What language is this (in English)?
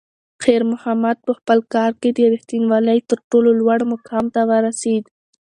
Pashto